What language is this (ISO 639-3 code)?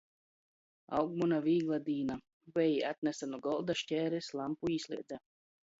ltg